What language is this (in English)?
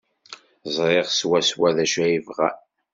Kabyle